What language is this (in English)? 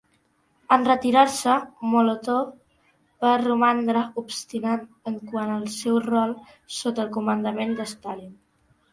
Catalan